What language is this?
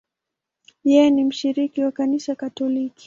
Swahili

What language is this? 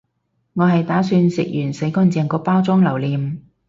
Cantonese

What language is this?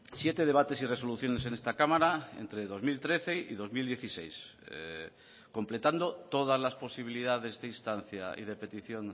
Spanish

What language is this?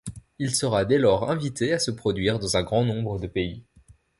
French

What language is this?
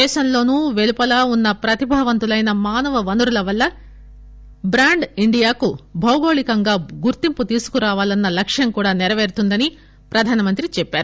Telugu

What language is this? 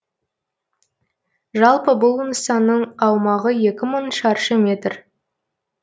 Kazakh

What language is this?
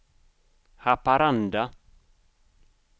Swedish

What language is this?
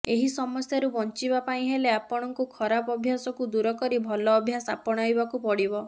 Odia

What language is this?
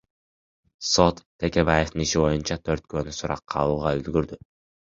Kyrgyz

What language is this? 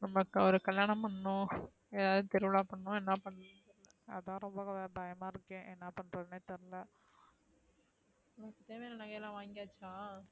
Tamil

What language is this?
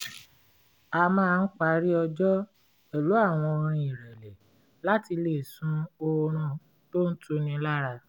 Yoruba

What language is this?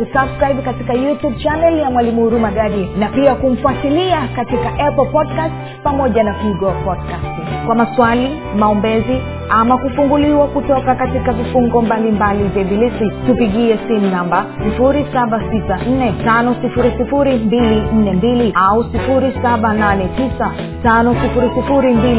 Swahili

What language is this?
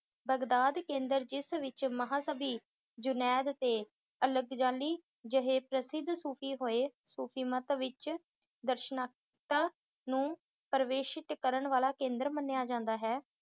Punjabi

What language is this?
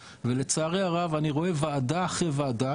Hebrew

